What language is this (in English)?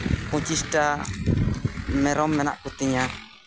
Santali